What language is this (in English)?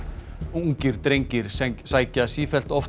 Icelandic